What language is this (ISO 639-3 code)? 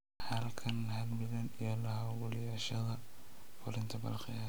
som